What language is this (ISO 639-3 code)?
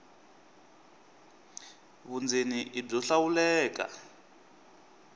tso